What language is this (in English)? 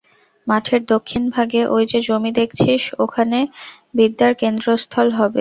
Bangla